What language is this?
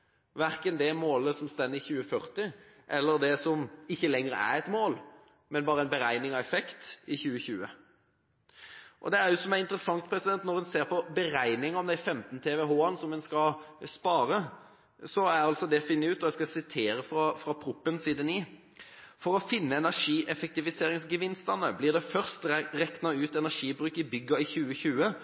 Norwegian Bokmål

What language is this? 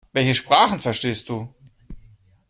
German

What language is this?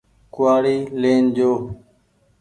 Goaria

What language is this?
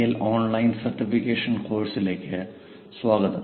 Malayalam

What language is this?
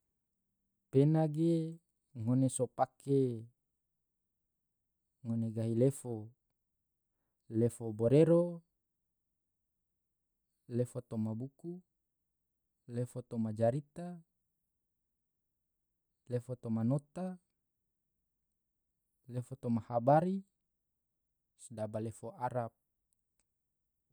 Tidore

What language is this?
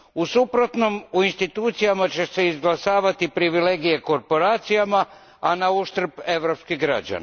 Croatian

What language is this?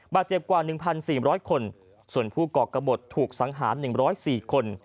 Thai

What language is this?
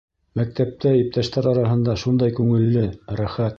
Bashkir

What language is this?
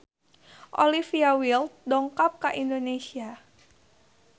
Sundanese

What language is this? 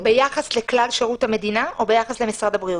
Hebrew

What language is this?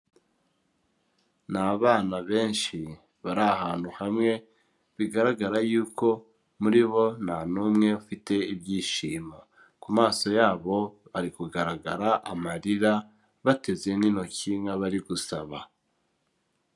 Kinyarwanda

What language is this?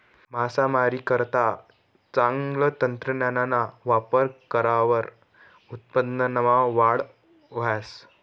Marathi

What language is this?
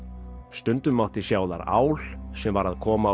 Icelandic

